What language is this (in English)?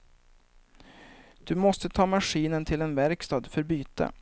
Swedish